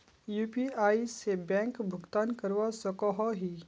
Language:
Magahi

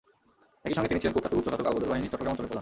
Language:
Bangla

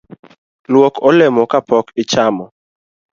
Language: Luo (Kenya and Tanzania)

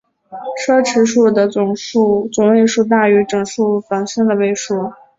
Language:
Chinese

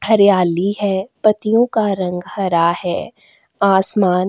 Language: Hindi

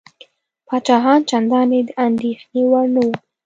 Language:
Pashto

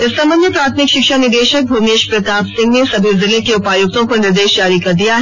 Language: Hindi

